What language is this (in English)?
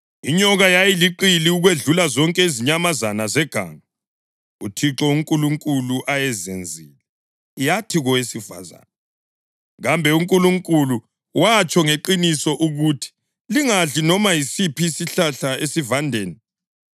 North Ndebele